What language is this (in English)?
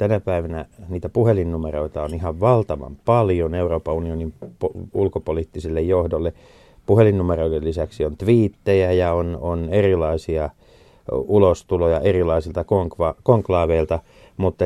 Finnish